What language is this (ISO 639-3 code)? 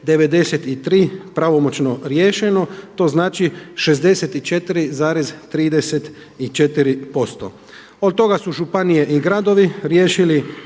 hrv